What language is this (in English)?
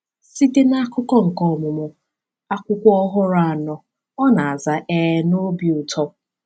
Igbo